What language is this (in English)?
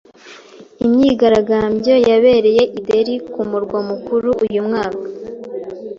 Kinyarwanda